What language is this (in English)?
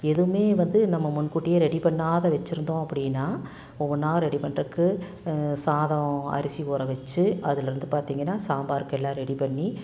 Tamil